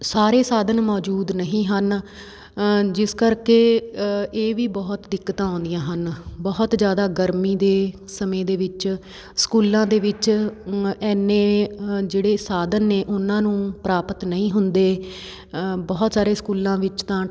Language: Punjabi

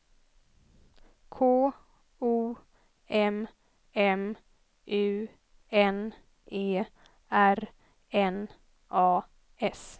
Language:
Swedish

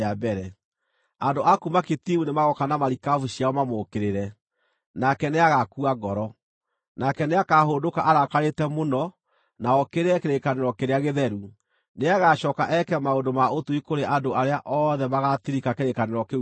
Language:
Kikuyu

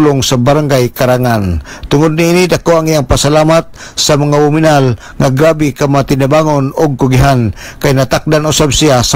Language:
Filipino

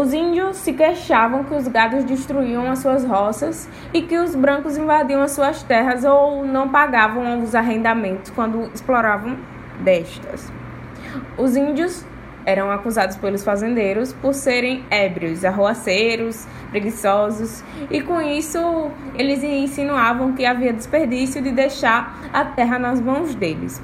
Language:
Portuguese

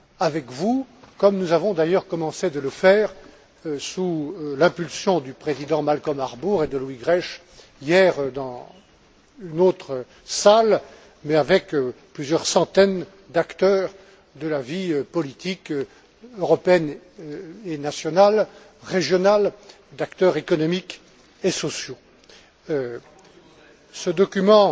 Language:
French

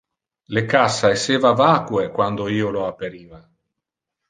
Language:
Interlingua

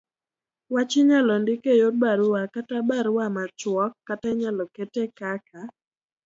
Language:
Luo (Kenya and Tanzania)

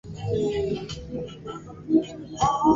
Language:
Swahili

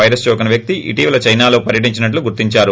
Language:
Telugu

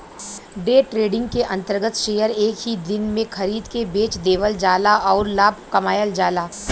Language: Bhojpuri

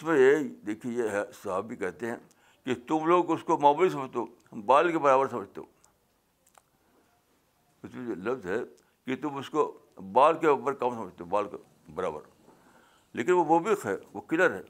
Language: Urdu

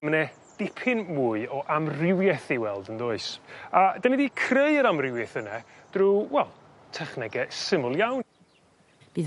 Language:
Welsh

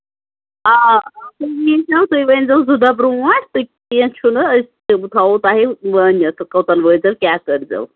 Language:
Kashmiri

